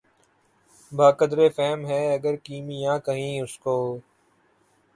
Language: Urdu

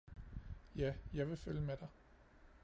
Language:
Danish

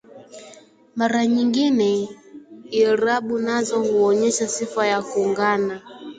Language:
Swahili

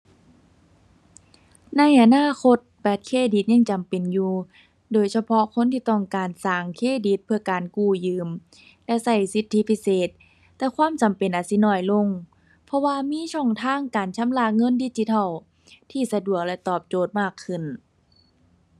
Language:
Thai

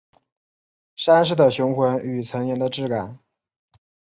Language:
Chinese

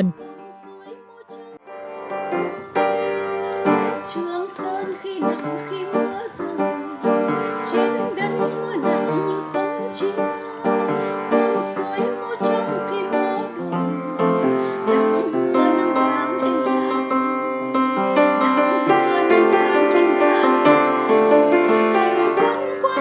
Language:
Vietnamese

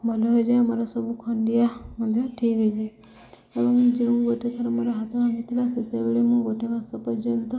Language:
Odia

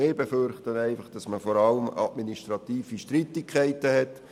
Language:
Swiss German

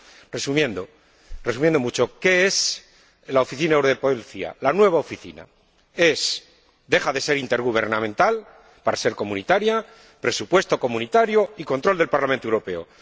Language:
Spanish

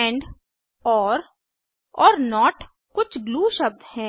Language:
Hindi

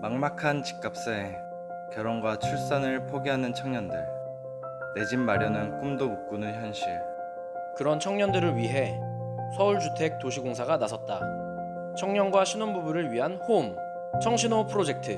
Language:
Korean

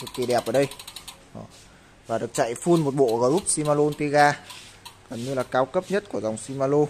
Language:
Vietnamese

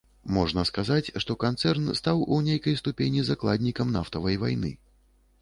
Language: Belarusian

